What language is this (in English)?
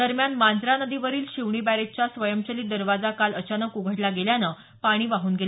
Marathi